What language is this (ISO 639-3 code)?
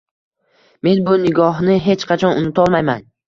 uzb